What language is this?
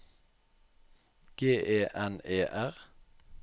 Norwegian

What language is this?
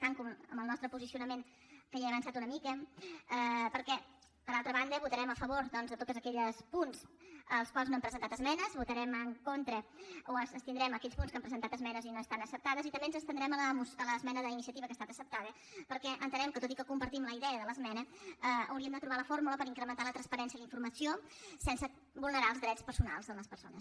Catalan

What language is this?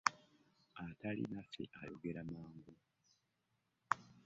Ganda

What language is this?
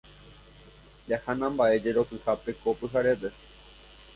Guarani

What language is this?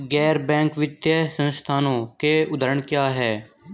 Hindi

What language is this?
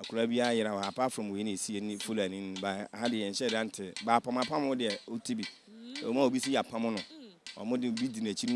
English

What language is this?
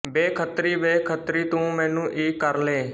Punjabi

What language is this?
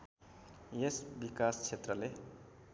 Nepali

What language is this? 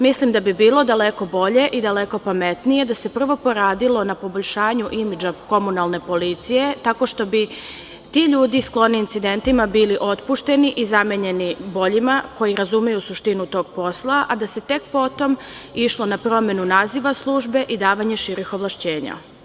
Serbian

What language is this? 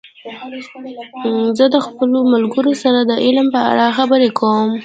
Pashto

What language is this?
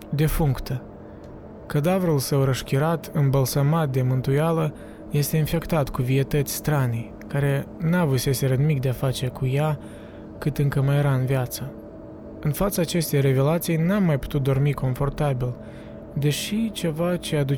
Romanian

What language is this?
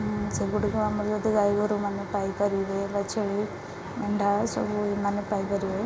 Odia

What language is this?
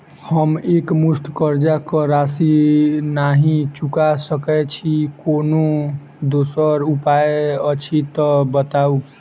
Maithili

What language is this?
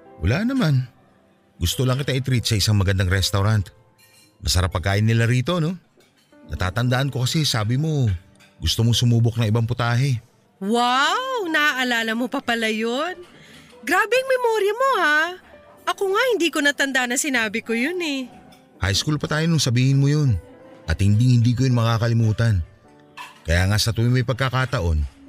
Filipino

